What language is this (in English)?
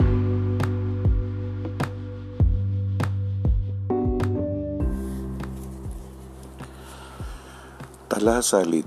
Filipino